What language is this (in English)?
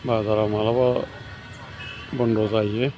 Bodo